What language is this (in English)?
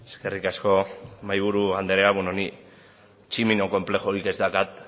Basque